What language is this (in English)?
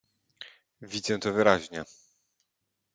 Polish